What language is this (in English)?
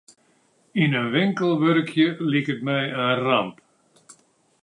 Western Frisian